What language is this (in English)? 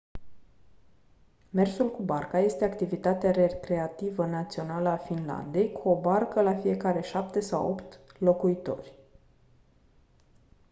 Romanian